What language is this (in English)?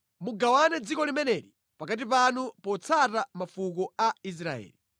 Nyanja